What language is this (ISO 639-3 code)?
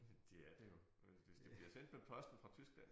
dan